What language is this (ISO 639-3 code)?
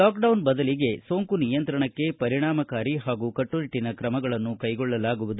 kan